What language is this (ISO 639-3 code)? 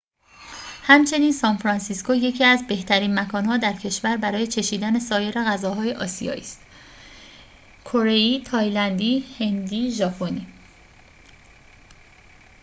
fas